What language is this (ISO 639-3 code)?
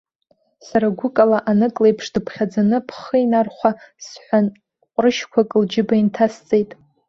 abk